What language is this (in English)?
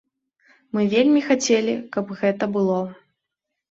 Belarusian